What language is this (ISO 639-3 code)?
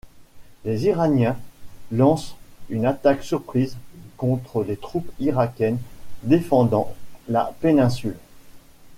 fra